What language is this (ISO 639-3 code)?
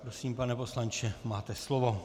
ces